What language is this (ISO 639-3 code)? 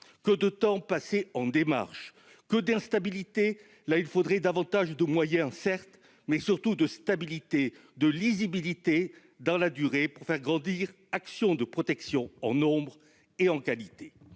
fra